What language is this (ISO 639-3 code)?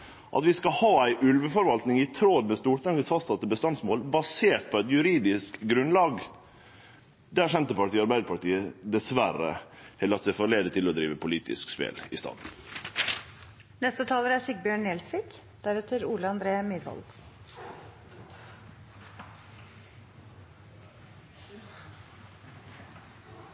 nno